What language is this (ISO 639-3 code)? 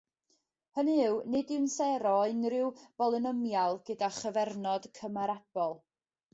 cym